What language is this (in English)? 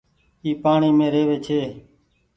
Goaria